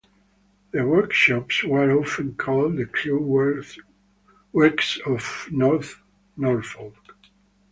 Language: English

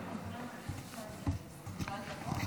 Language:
Hebrew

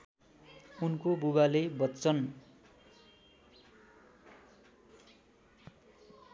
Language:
Nepali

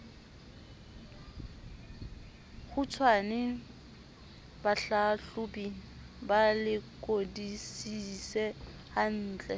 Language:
Southern Sotho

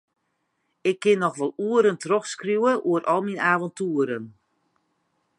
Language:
Western Frisian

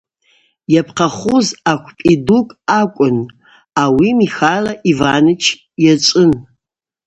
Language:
Abaza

